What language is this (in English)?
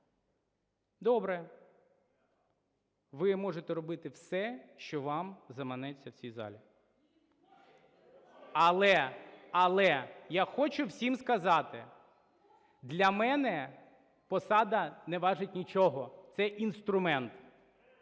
Ukrainian